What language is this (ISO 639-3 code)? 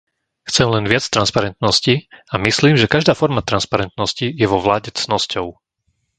slk